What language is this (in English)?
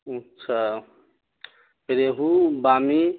Urdu